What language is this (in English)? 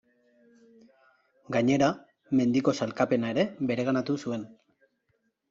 Basque